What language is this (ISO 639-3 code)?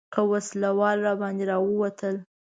pus